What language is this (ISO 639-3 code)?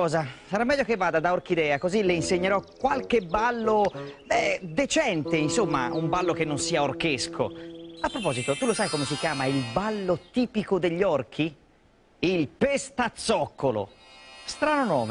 ita